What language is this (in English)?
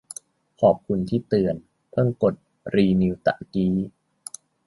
Thai